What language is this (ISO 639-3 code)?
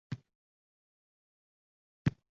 uzb